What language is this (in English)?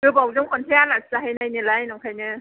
Bodo